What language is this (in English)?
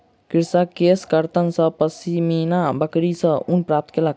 Maithili